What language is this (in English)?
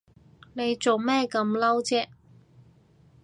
Cantonese